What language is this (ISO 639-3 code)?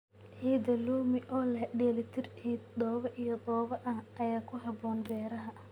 som